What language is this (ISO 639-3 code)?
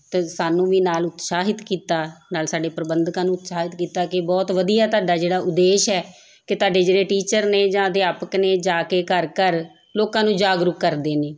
pan